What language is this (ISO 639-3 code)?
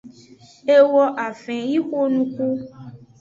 ajg